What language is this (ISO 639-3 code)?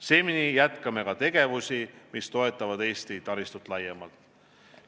est